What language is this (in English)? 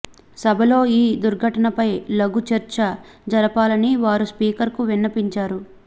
Telugu